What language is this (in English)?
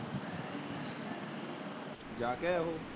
Punjabi